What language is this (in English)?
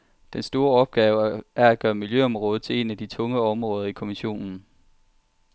Danish